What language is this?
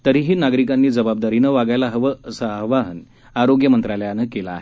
Marathi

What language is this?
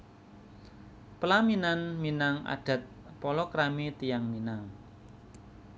Javanese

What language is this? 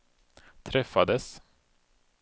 Swedish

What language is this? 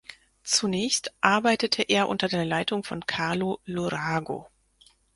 German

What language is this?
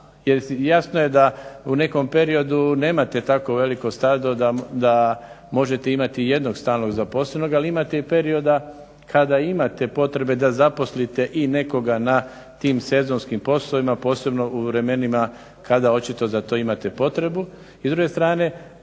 Croatian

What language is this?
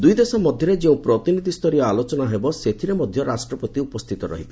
Odia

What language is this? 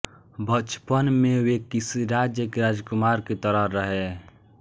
Hindi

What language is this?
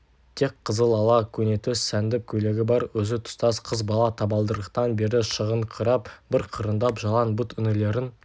Kazakh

